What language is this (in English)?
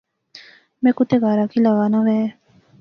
Pahari-Potwari